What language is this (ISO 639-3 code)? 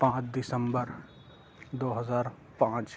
urd